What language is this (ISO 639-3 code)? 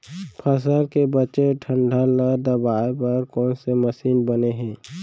hne